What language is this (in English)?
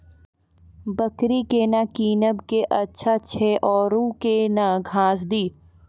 Maithili